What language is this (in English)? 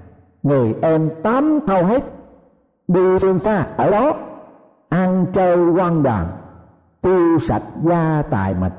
Vietnamese